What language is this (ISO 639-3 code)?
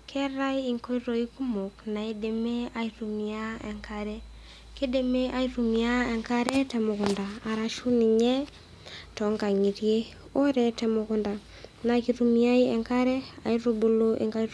mas